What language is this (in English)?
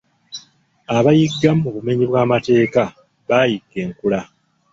Ganda